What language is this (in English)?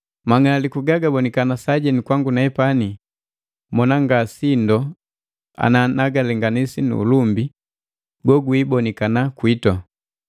Matengo